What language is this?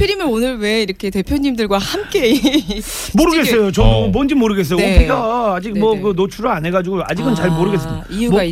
Korean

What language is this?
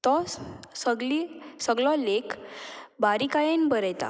Konkani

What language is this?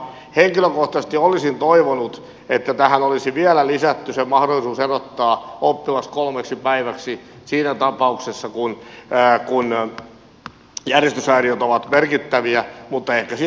Finnish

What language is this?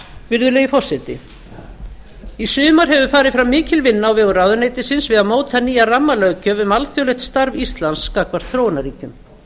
Icelandic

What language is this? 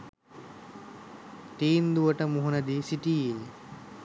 Sinhala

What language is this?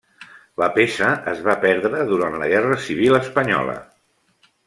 Catalan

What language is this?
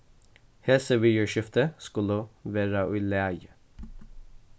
Faroese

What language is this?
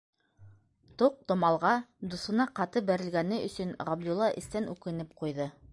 Bashkir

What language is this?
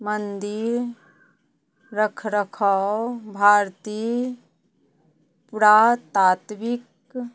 Maithili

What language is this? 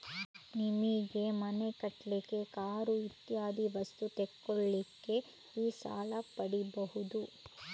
Kannada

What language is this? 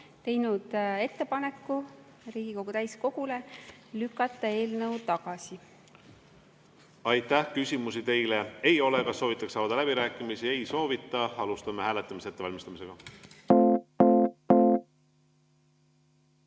Estonian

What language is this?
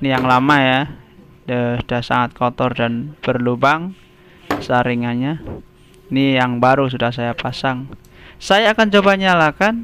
Indonesian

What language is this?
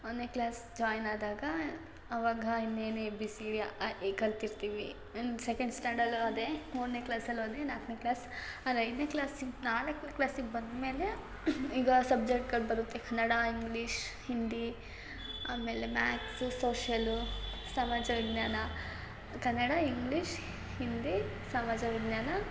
Kannada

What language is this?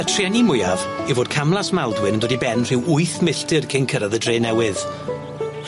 Welsh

